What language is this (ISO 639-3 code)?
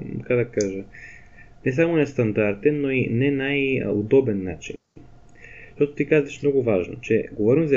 bul